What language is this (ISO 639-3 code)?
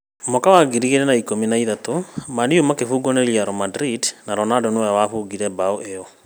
kik